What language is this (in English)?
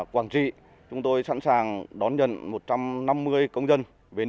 Vietnamese